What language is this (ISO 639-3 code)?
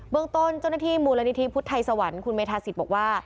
tha